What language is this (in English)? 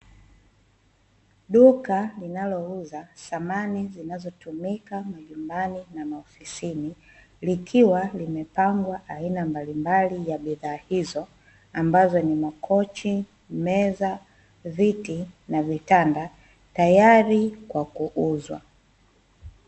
Swahili